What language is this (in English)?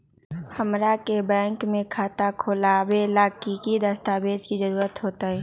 Magahi